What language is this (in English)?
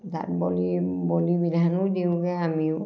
Assamese